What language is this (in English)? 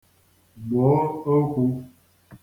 Igbo